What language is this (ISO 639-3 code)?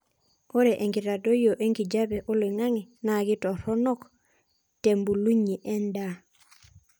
mas